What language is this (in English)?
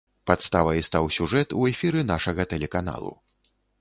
Belarusian